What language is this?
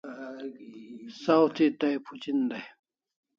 Kalasha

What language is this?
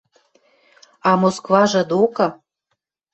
Western Mari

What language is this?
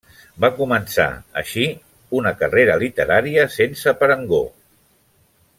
Catalan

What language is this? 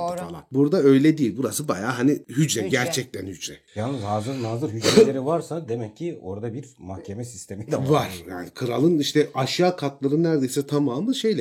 Turkish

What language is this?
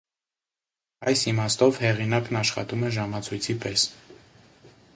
Armenian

